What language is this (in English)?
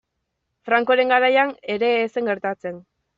Basque